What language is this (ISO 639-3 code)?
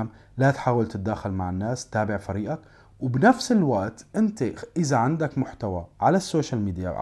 ara